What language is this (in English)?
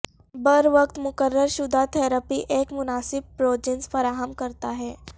Urdu